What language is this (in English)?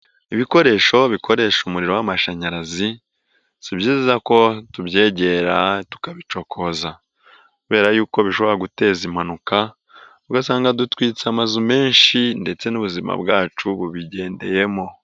Kinyarwanda